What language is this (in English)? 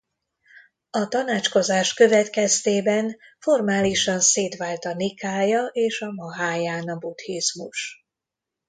Hungarian